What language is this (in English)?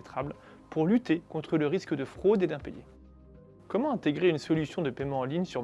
French